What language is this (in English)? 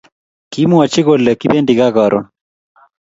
Kalenjin